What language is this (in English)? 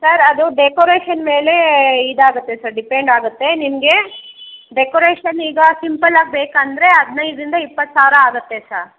Kannada